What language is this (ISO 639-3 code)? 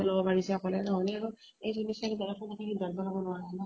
asm